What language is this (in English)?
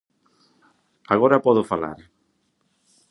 Galician